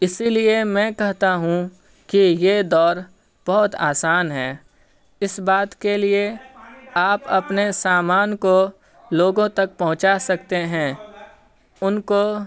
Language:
Urdu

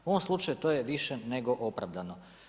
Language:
Croatian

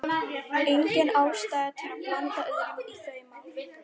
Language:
Icelandic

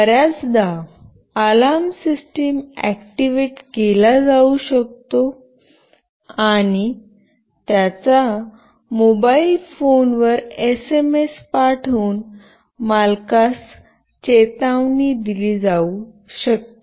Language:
Marathi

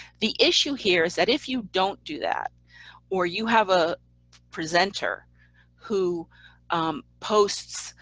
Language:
English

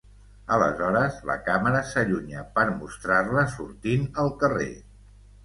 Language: Catalan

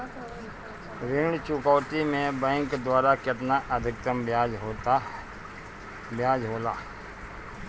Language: Bhojpuri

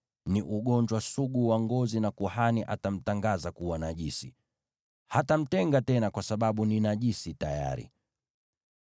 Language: Swahili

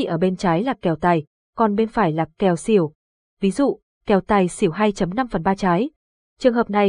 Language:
Vietnamese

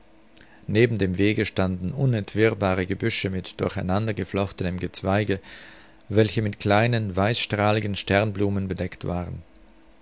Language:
German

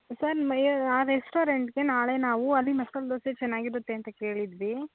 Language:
Kannada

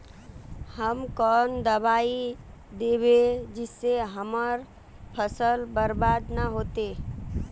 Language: Magahi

